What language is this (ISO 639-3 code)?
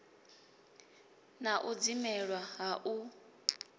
ven